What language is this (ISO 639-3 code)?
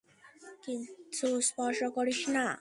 ben